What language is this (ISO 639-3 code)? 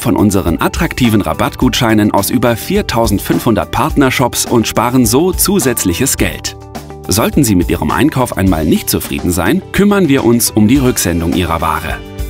deu